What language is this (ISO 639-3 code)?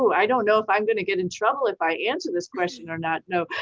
eng